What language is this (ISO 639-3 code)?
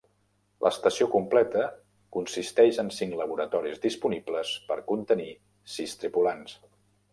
cat